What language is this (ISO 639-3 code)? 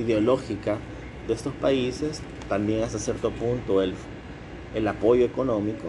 spa